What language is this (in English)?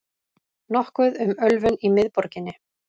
Icelandic